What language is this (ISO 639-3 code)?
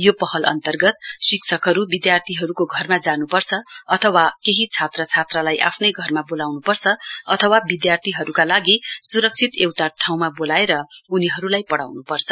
nep